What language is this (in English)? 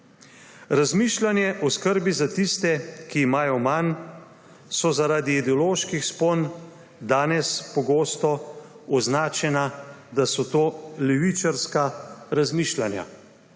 Slovenian